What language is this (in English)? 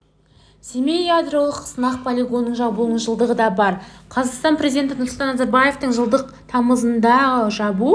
Kazakh